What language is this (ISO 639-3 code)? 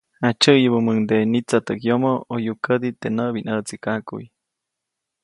zoc